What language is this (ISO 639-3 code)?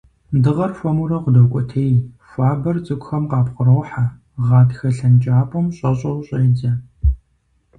kbd